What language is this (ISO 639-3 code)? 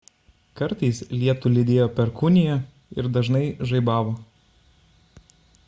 lit